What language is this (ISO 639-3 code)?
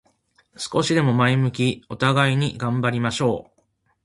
jpn